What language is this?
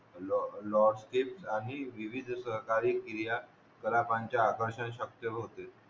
Marathi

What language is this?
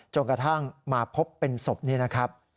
Thai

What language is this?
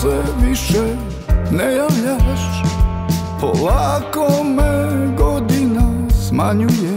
Croatian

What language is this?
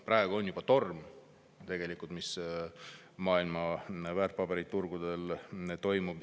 Estonian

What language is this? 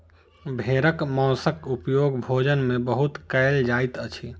Maithili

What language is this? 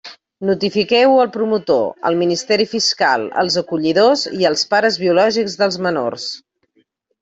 Catalan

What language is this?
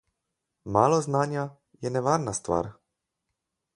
Slovenian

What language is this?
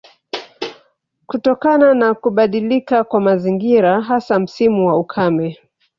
Swahili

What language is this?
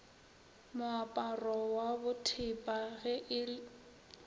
Northern Sotho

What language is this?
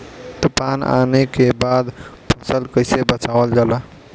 Bhojpuri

